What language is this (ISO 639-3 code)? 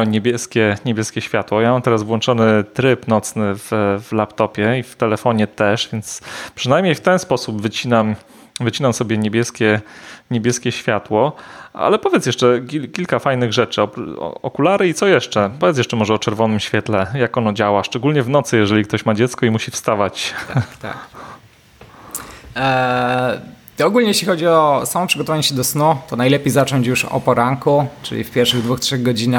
pol